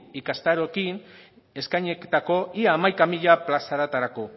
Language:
Basque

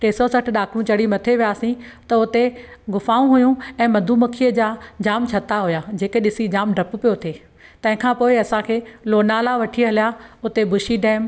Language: Sindhi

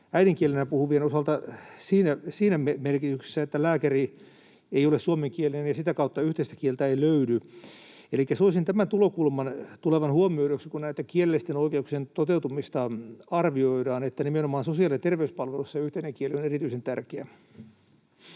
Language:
Finnish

